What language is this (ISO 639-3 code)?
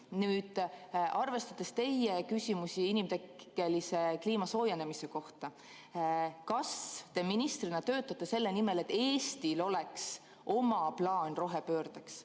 est